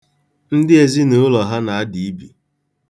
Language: Igbo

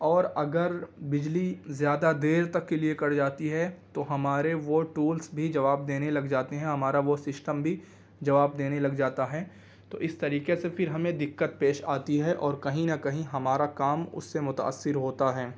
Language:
Urdu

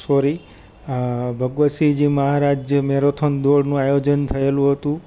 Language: Gujarati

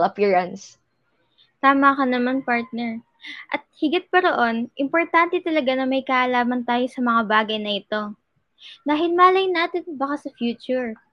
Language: Filipino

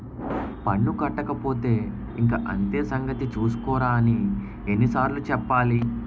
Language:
Telugu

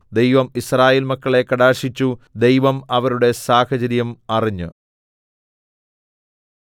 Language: Malayalam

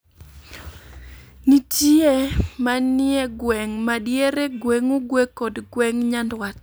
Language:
Luo (Kenya and Tanzania)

